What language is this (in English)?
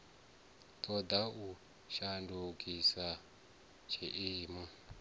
Venda